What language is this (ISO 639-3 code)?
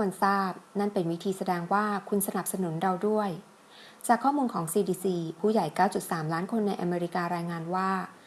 tha